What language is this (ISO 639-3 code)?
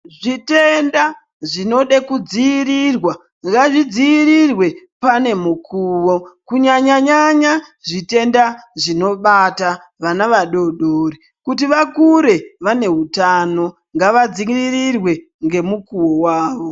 ndc